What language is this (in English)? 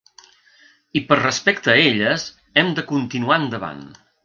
Catalan